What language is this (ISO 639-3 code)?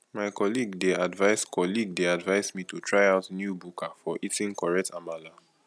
pcm